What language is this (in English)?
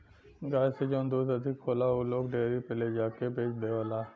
Bhojpuri